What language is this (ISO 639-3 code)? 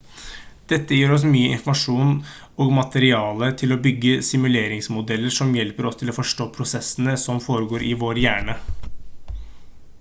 nob